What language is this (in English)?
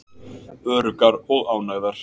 Icelandic